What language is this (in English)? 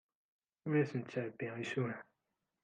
Kabyle